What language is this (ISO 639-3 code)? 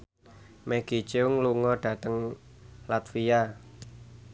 jav